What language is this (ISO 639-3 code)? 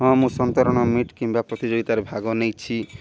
ori